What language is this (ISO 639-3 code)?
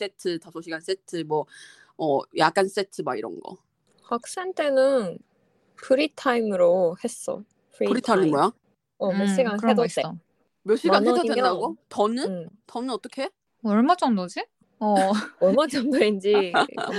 kor